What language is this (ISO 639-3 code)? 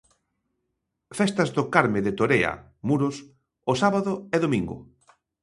glg